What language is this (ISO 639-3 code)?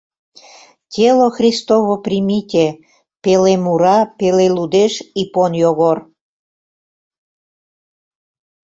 chm